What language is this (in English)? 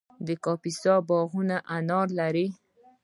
Pashto